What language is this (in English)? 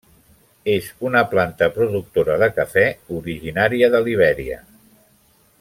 Catalan